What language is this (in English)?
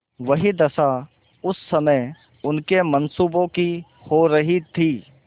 Hindi